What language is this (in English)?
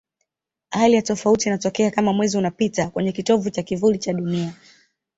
Swahili